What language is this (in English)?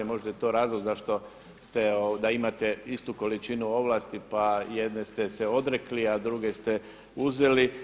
Croatian